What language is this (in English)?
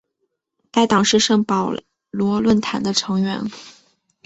Chinese